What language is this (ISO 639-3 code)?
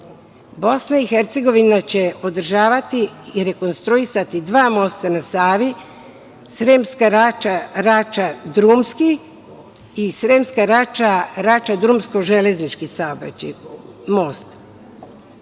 srp